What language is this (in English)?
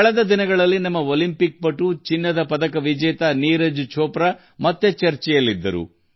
Kannada